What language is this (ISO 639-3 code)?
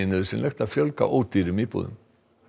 isl